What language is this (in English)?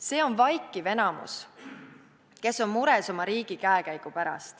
Estonian